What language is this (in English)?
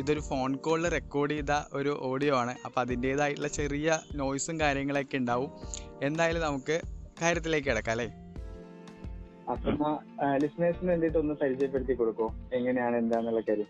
Malayalam